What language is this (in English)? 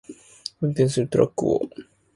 Japanese